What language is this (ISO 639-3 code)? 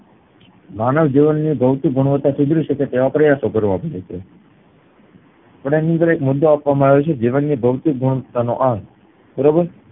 guj